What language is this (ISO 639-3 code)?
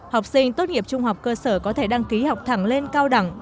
vie